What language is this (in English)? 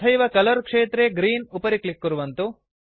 Sanskrit